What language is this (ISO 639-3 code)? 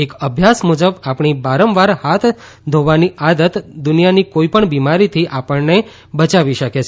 guj